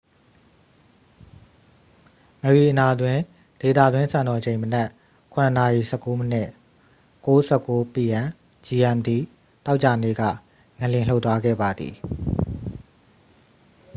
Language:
Burmese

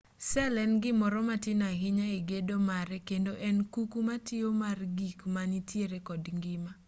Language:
Luo (Kenya and Tanzania)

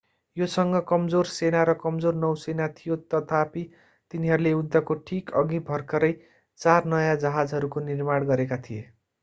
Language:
Nepali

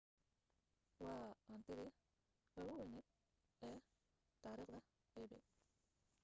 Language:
Somali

